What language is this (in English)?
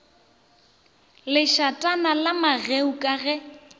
Northern Sotho